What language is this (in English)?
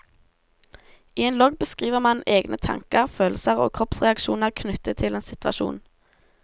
Norwegian